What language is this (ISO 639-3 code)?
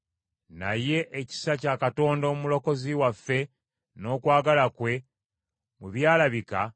lug